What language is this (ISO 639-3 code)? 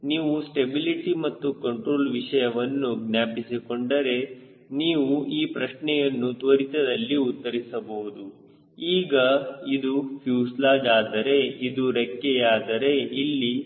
kan